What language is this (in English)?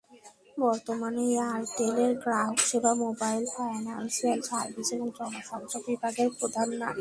Bangla